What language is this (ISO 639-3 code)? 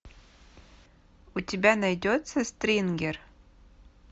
rus